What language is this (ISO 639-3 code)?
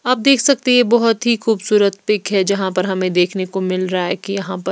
hin